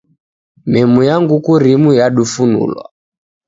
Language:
Taita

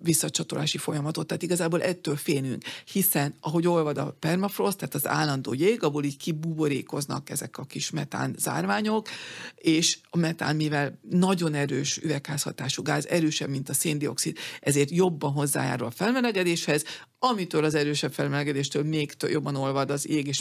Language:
Hungarian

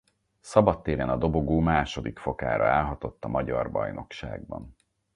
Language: Hungarian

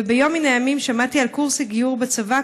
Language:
Hebrew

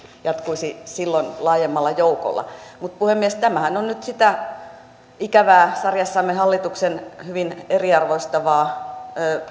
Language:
Finnish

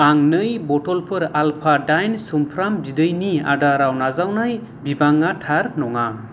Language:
Bodo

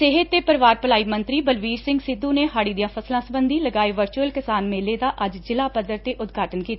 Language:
Punjabi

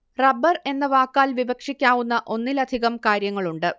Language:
Malayalam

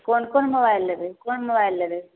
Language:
Maithili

